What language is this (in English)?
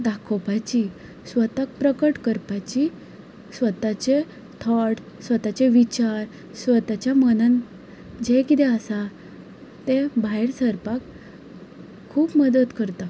Konkani